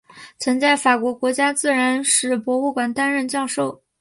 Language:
Chinese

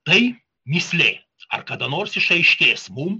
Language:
Lithuanian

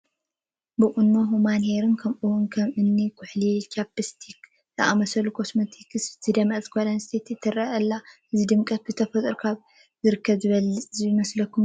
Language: Tigrinya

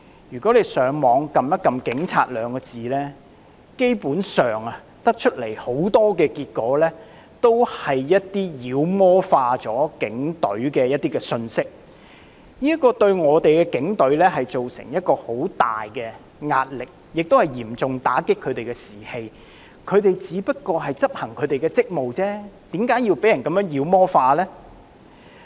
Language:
Cantonese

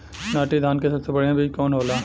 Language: Bhojpuri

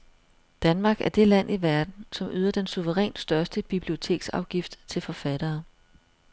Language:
Danish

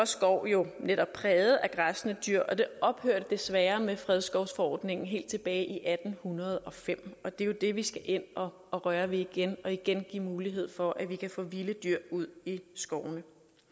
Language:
Danish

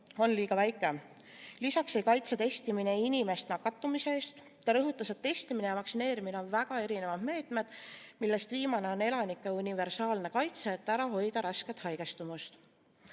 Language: Estonian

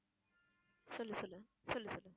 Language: Tamil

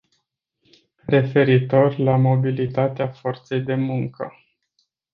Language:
Romanian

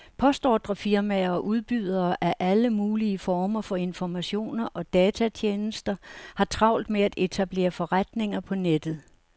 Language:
Danish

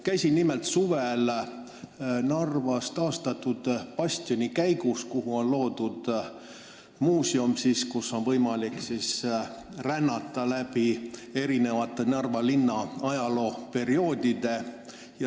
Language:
Estonian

